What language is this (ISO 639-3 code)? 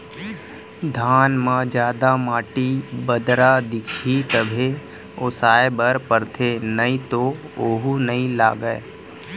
hne